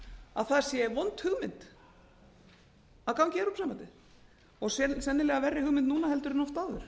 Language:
Icelandic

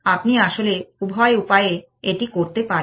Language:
Bangla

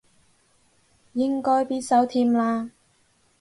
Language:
Cantonese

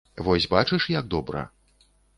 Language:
Belarusian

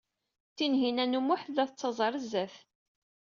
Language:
Kabyle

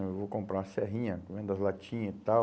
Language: Portuguese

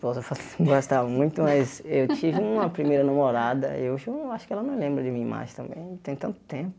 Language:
Portuguese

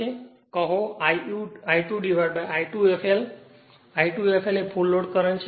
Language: Gujarati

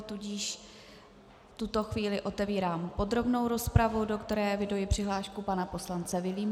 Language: Czech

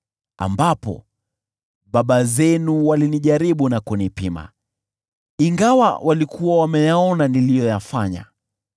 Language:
Swahili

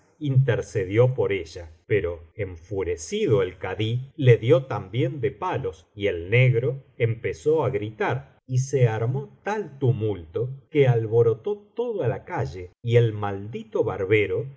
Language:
Spanish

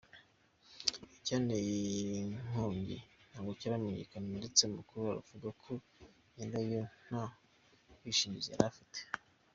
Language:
Kinyarwanda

